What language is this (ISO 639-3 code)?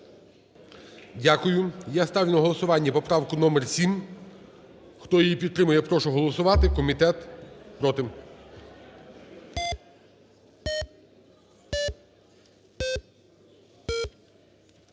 ukr